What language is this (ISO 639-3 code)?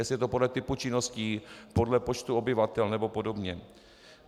ces